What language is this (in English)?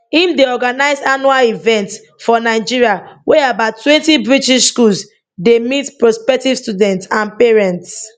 Nigerian Pidgin